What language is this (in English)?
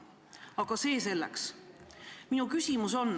Estonian